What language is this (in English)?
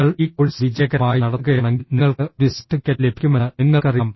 Malayalam